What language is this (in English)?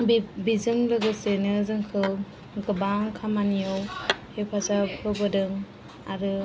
Bodo